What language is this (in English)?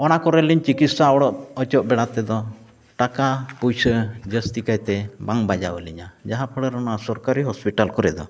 Santali